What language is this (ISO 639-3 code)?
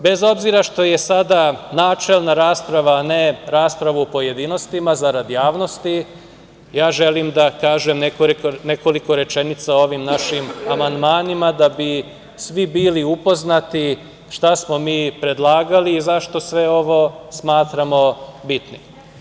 srp